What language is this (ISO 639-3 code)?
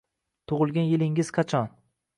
uzb